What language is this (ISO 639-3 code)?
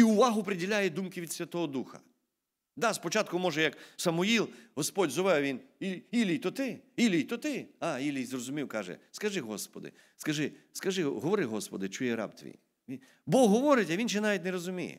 ukr